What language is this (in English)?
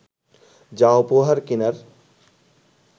Bangla